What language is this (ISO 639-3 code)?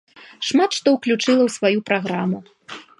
bel